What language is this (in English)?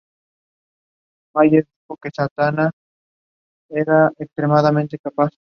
Spanish